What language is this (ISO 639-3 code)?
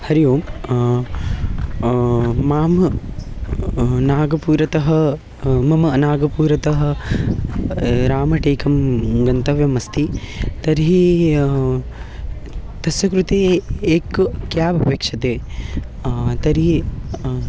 san